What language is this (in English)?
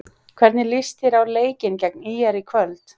Icelandic